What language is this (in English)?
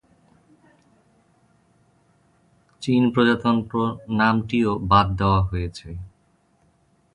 Bangla